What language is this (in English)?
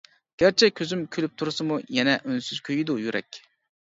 Uyghur